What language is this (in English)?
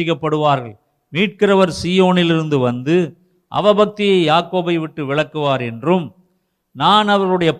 Tamil